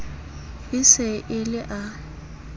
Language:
Southern Sotho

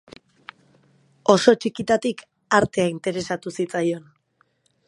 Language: Basque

